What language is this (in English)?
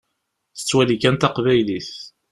Kabyle